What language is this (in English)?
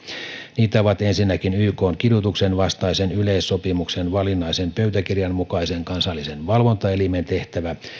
Finnish